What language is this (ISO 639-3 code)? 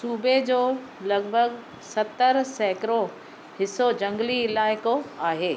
snd